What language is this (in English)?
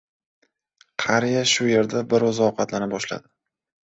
Uzbek